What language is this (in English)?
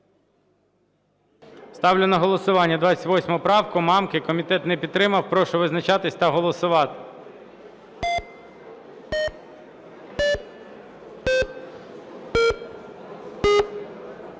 Ukrainian